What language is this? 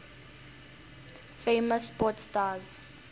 Tsonga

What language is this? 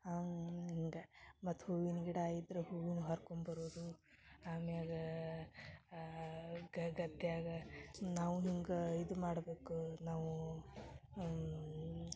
Kannada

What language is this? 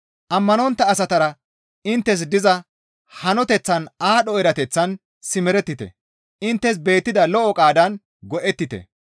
Gamo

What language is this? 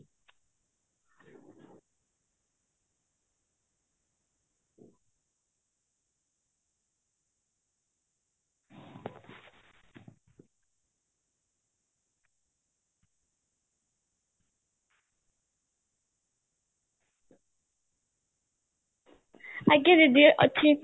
Odia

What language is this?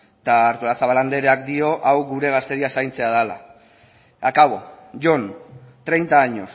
Basque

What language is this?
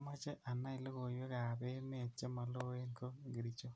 Kalenjin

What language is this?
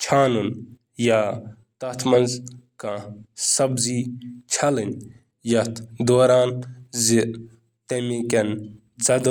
Kashmiri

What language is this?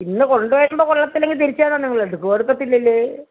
Malayalam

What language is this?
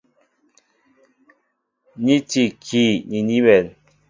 Mbo (Cameroon)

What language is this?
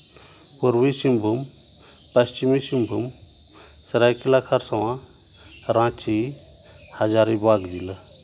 Santali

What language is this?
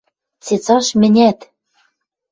Western Mari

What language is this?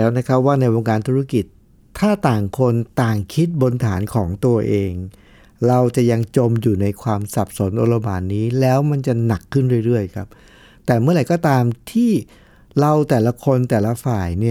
Thai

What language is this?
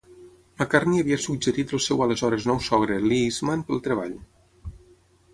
Catalan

